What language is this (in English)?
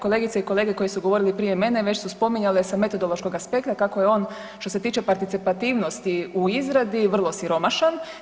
Croatian